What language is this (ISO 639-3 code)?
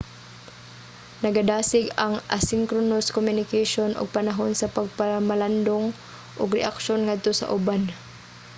ceb